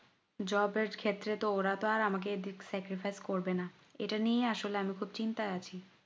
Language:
Bangla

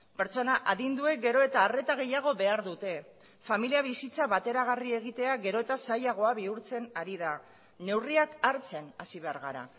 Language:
Basque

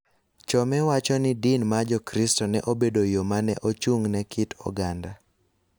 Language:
Luo (Kenya and Tanzania)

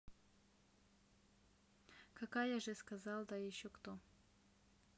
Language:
Russian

